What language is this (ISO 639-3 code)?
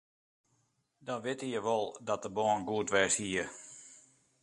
fry